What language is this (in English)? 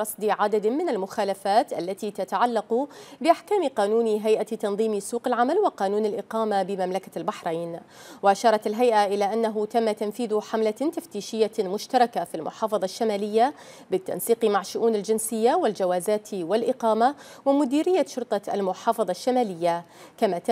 Arabic